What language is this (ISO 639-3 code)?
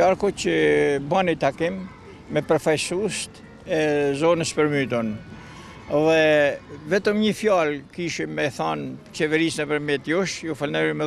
ron